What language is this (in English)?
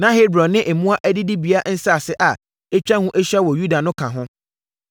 Akan